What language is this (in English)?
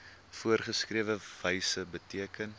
Afrikaans